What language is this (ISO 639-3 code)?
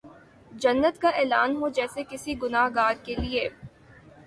urd